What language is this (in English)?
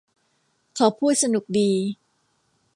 Thai